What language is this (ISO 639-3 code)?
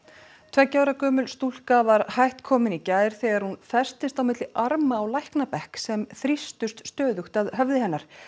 isl